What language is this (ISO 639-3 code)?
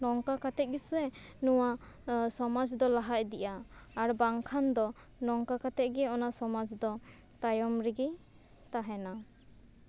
sat